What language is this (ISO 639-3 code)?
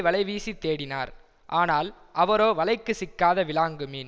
tam